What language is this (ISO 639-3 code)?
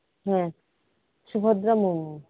sat